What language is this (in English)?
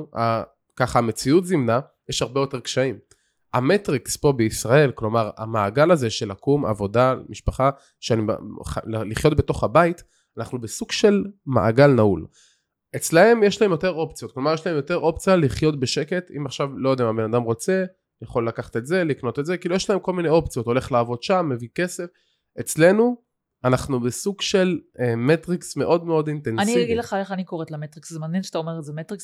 Hebrew